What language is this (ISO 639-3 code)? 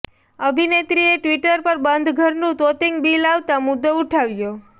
guj